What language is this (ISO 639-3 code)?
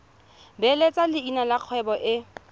tsn